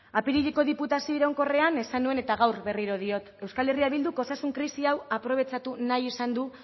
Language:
Basque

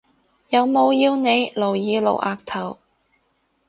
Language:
Cantonese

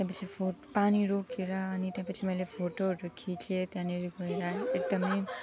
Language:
Nepali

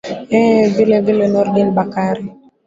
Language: Swahili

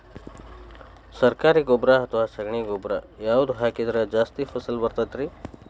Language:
Kannada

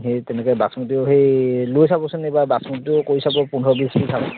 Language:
Assamese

